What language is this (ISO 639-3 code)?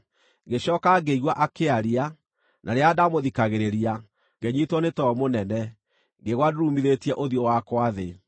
kik